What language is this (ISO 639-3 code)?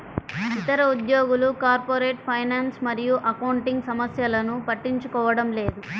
tel